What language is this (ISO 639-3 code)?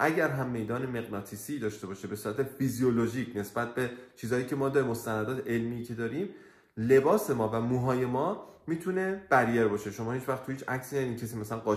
fas